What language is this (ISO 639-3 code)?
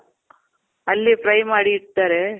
kan